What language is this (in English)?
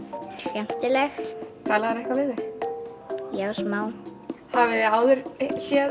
Icelandic